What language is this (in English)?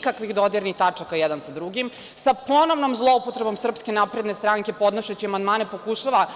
Serbian